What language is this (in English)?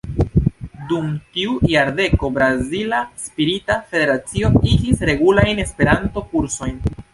Esperanto